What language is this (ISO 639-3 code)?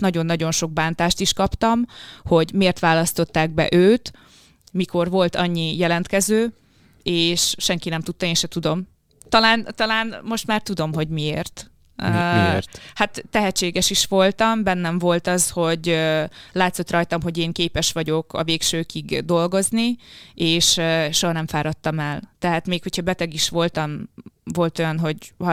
hun